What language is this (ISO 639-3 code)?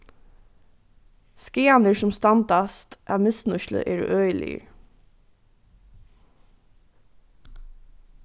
fao